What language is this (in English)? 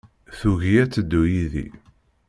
Kabyle